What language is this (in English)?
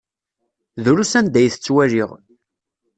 Kabyle